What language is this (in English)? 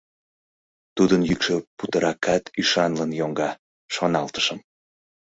Mari